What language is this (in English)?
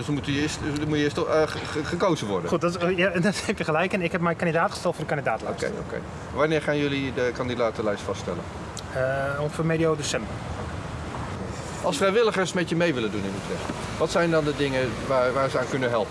Dutch